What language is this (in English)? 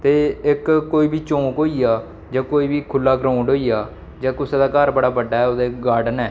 Dogri